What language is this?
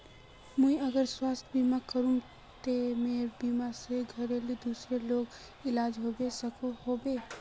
Magahi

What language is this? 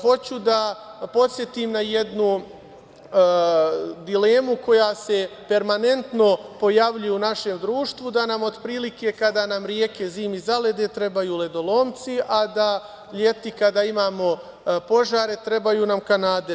Serbian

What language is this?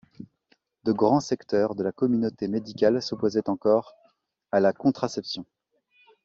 French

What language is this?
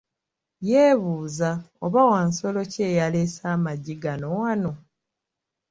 Ganda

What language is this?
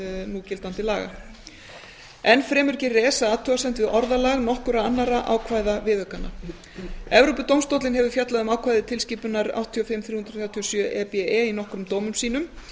Icelandic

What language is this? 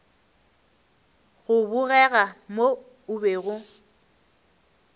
Northern Sotho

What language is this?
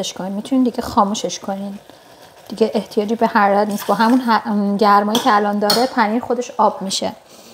Persian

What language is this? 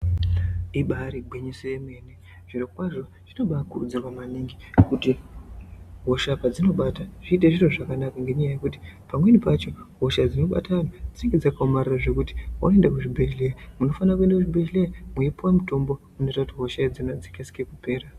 Ndau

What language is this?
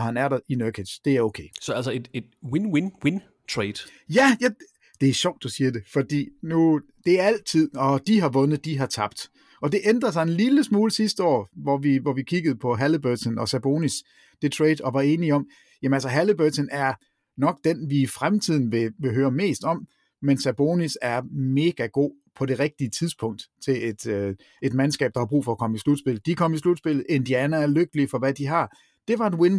Danish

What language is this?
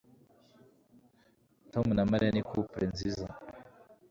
Kinyarwanda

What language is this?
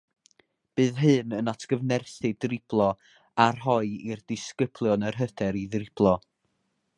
Welsh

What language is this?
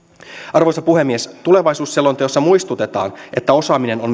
Finnish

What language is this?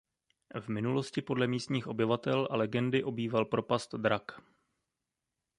Czech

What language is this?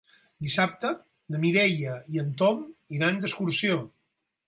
Catalan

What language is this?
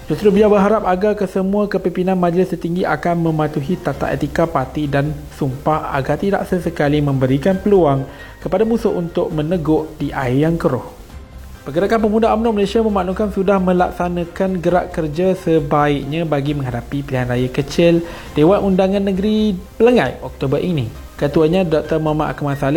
Malay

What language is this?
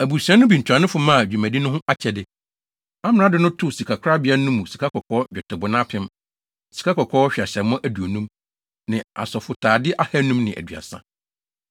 Akan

